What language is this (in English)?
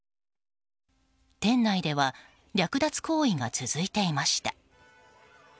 Japanese